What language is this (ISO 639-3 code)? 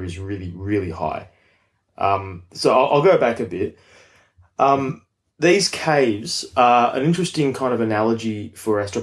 eng